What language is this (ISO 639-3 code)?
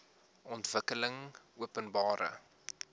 afr